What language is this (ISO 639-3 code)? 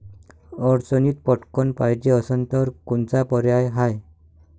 mar